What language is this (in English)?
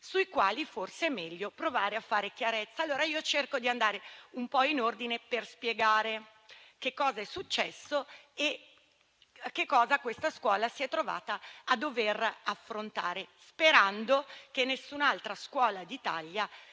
Italian